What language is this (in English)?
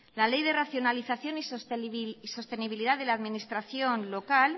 Spanish